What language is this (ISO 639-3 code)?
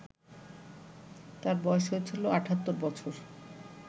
ben